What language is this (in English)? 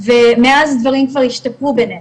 Hebrew